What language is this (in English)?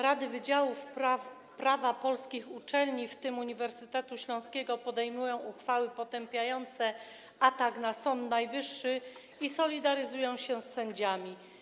Polish